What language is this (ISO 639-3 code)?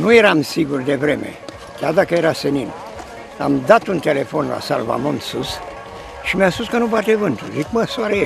ron